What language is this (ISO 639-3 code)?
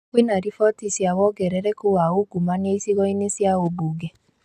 kik